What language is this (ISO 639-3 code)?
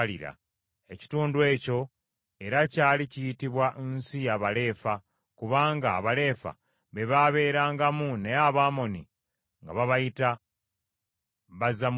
lug